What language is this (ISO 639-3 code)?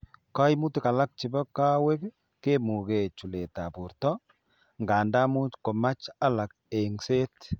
kln